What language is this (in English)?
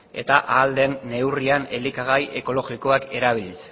Basque